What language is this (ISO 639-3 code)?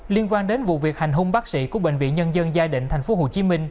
vie